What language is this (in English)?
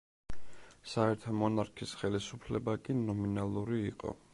Georgian